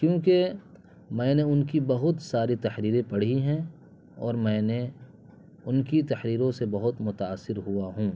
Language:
Urdu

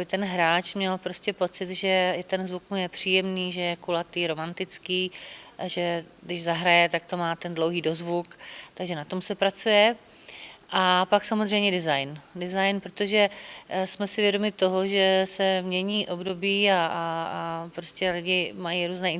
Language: Czech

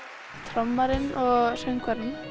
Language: Icelandic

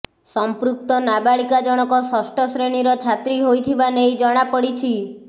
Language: Odia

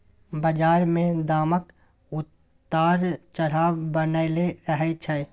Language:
Maithili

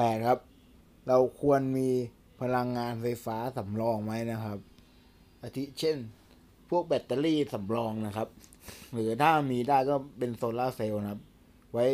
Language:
Thai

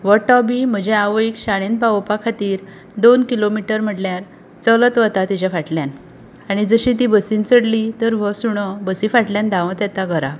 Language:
Konkani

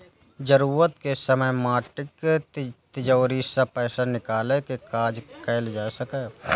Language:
Maithili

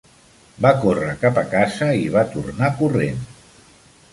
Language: Catalan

